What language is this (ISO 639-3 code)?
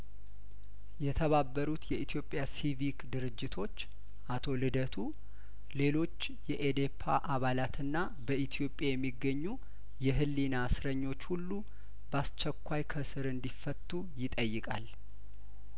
amh